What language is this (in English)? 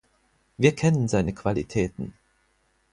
German